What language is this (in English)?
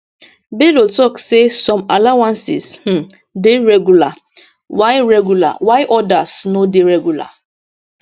Nigerian Pidgin